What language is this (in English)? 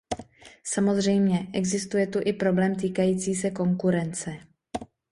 Czech